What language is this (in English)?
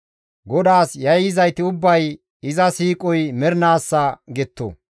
Gamo